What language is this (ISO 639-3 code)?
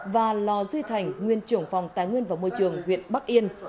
vie